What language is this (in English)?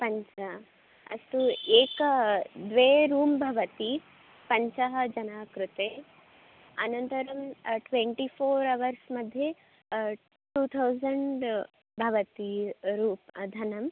Sanskrit